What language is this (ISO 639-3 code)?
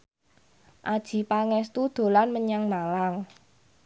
jav